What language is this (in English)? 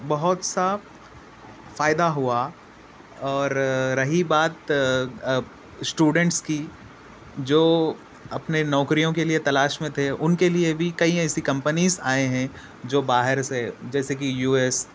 Urdu